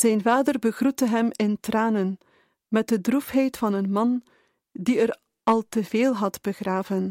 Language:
Dutch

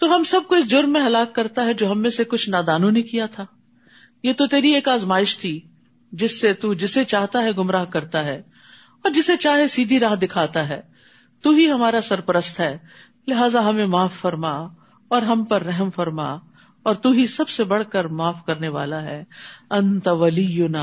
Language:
Urdu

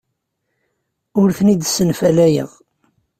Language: Kabyle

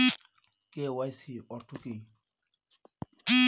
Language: Bangla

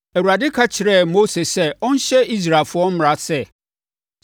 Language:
Akan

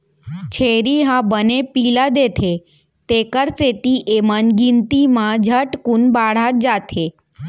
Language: Chhattisgarhi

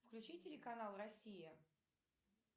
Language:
Russian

